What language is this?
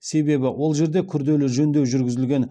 Kazakh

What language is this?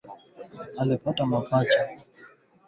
Swahili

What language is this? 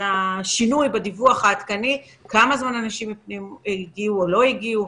Hebrew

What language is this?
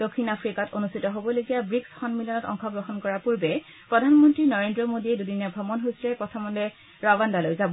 Assamese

